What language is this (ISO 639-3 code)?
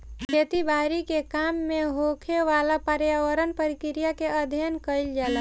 bho